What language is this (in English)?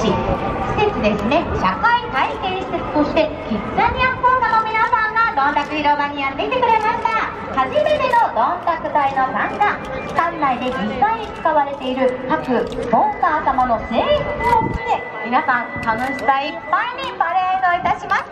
Japanese